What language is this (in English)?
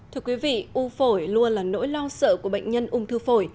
Vietnamese